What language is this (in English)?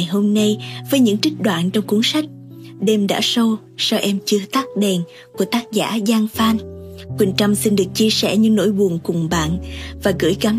Vietnamese